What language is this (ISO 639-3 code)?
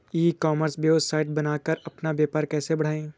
hin